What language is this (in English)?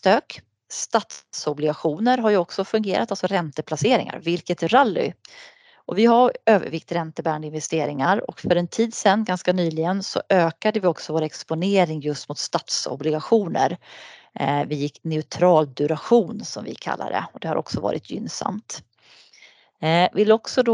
Swedish